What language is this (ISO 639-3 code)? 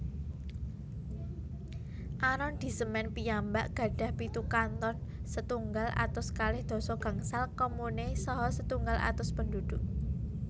jav